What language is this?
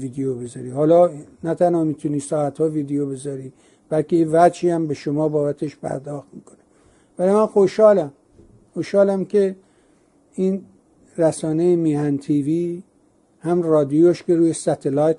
Persian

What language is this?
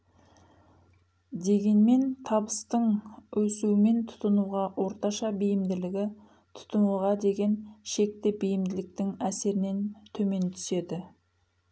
Kazakh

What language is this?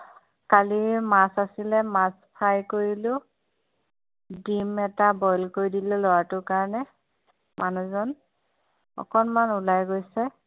Assamese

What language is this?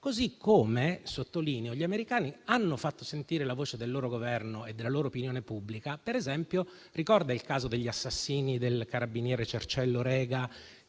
Italian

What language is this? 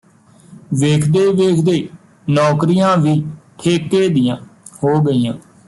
Punjabi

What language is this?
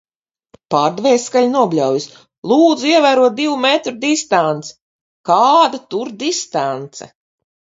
Latvian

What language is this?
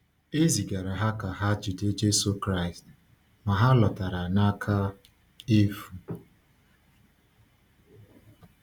Igbo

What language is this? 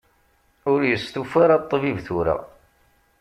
Kabyle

